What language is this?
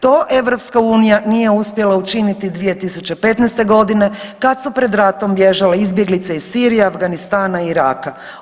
Croatian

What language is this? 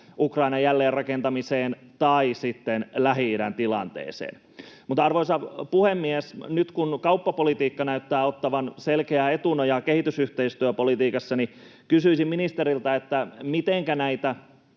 Finnish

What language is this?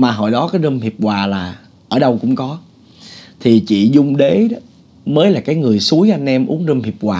Vietnamese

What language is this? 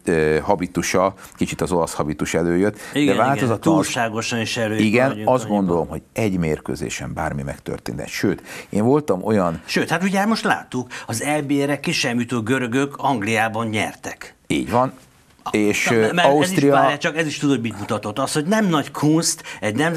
Hungarian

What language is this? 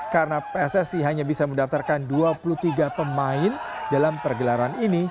Indonesian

